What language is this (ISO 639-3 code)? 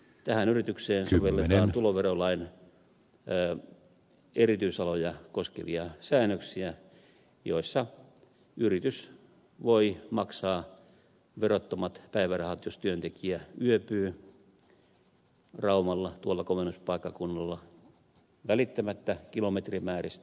fin